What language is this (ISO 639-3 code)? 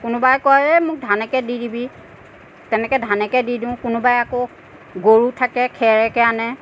asm